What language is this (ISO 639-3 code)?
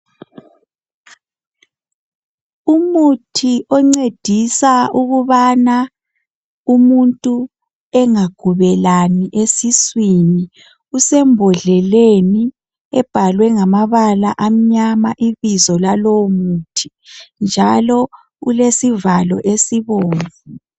nde